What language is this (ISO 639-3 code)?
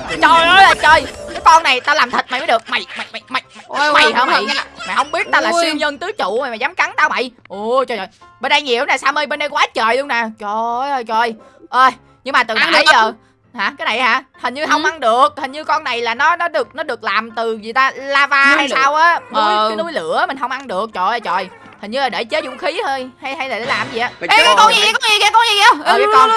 vie